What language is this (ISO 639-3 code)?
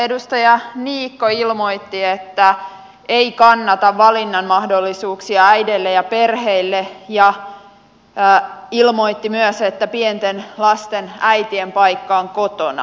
fin